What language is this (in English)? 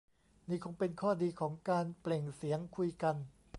Thai